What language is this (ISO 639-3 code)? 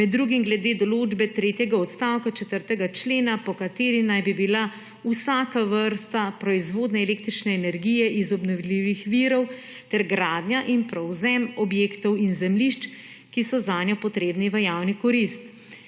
slv